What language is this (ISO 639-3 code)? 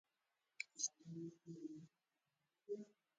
pus